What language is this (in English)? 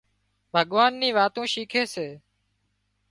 Wadiyara Koli